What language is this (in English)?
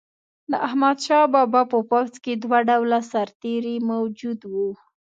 Pashto